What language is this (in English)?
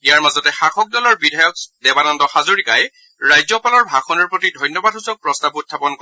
Assamese